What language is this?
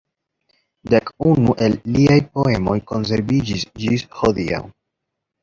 Esperanto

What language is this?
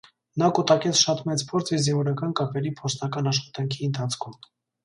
Armenian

